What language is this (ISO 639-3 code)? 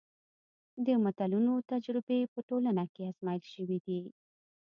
pus